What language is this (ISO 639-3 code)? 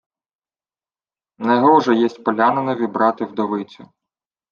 ukr